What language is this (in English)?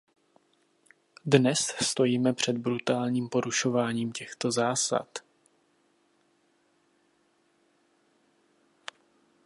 Czech